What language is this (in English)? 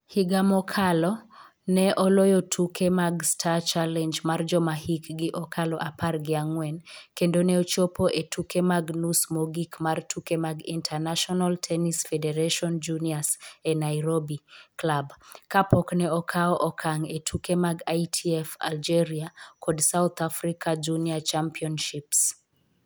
Luo (Kenya and Tanzania)